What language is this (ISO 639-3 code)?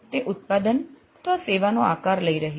guj